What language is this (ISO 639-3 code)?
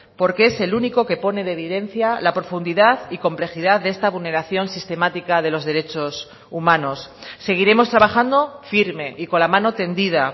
spa